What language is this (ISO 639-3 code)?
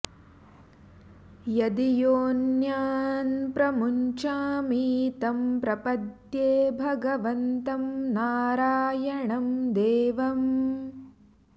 san